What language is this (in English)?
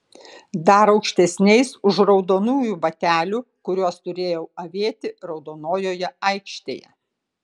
Lithuanian